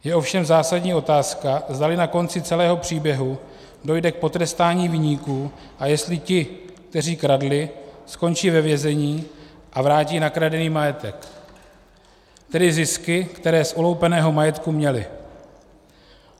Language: Czech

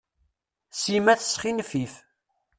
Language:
Kabyle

